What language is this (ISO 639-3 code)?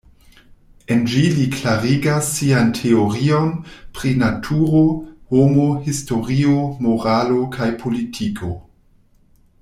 epo